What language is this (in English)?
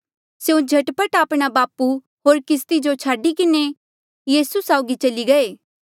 Mandeali